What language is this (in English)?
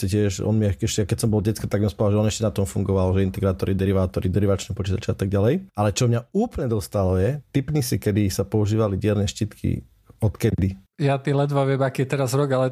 Slovak